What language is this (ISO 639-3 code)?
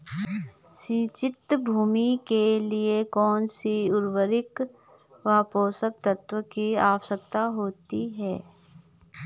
hin